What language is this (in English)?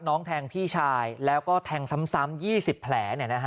Thai